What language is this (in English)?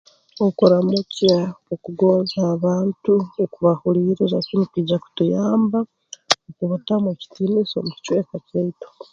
Tooro